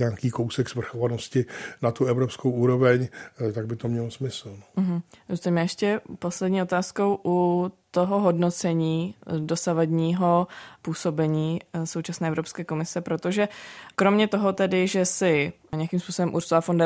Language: Czech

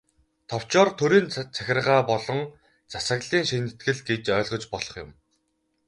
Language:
Mongolian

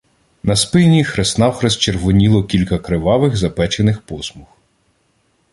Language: Ukrainian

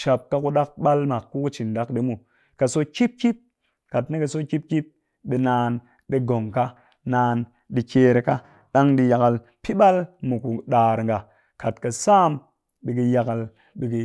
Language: Cakfem-Mushere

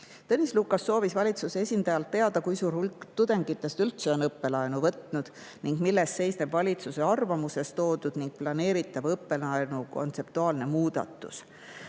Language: Estonian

